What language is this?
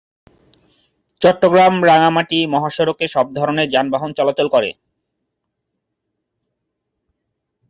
Bangla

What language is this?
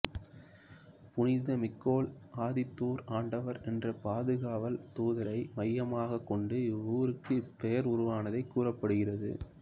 Tamil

